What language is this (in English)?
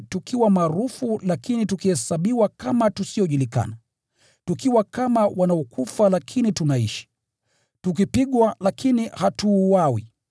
Swahili